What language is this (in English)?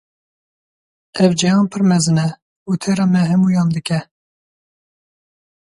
Kurdish